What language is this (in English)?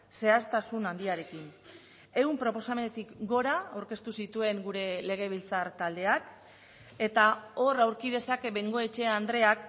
Basque